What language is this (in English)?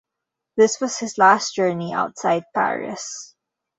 English